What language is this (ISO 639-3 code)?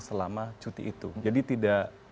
ind